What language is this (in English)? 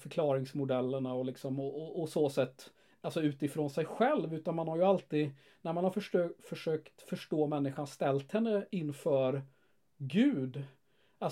Swedish